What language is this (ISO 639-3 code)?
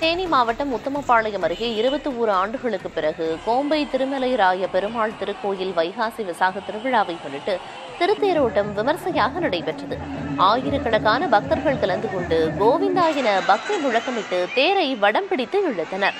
tam